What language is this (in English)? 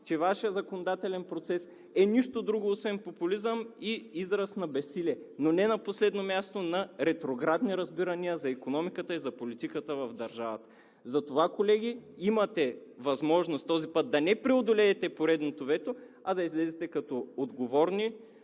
Bulgarian